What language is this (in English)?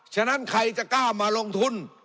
Thai